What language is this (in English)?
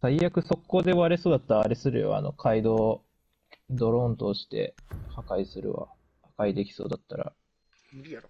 Japanese